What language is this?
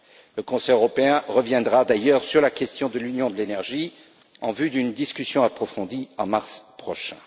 French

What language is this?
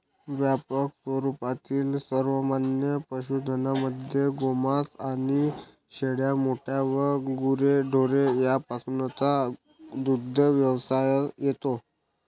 Marathi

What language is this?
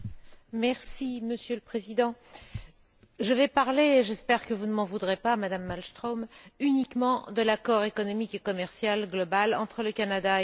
French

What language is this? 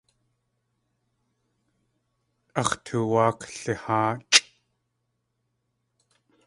Tlingit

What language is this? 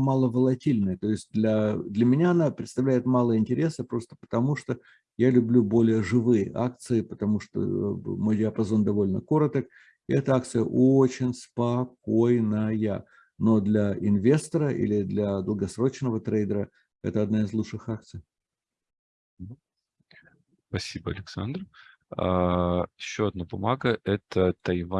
Russian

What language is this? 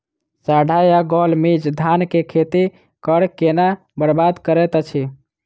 Maithili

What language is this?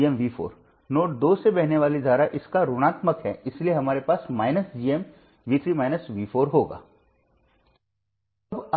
Hindi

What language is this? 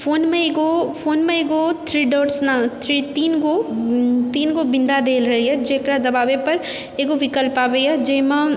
Maithili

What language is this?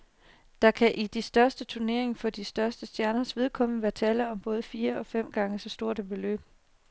Danish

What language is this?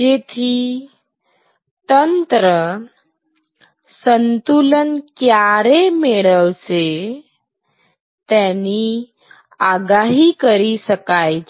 Gujarati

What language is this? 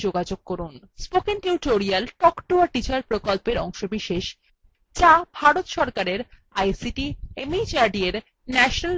Bangla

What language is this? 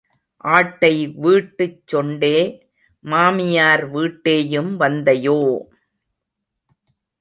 Tamil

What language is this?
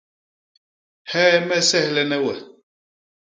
Basaa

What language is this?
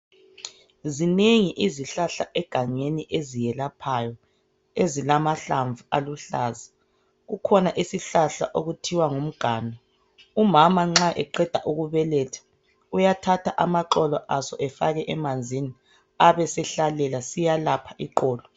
North Ndebele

